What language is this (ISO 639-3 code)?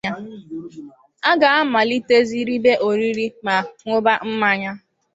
ibo